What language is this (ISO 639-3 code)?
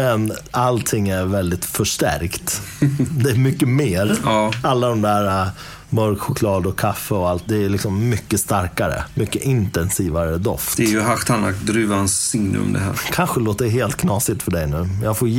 swe